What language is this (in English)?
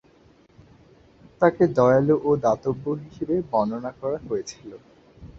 Bangla